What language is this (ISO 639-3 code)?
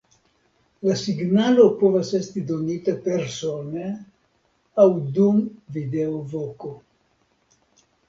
epo